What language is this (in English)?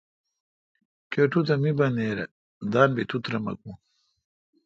Kalkoti